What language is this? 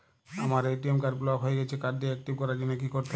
Bangla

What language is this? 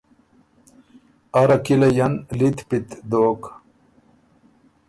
Ormuri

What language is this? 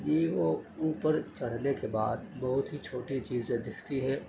Urdu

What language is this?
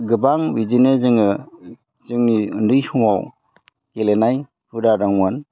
Bodo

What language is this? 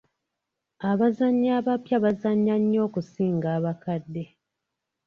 Ganda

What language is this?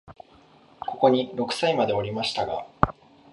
Japanese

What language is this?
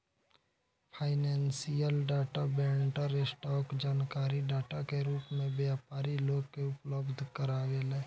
Bhojpuri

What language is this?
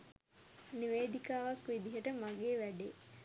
Sinhala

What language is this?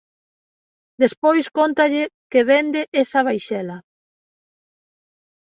Galician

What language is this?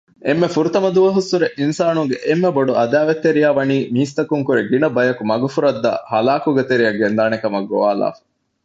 Divehi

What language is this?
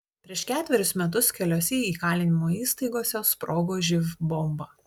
Lithuanian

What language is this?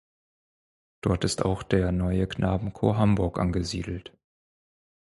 German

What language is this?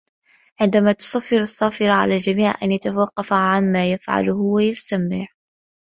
Arabic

